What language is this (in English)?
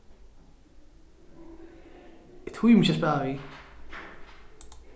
Faroese